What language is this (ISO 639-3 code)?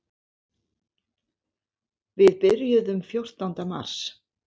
isl